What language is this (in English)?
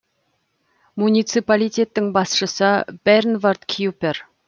Kazakh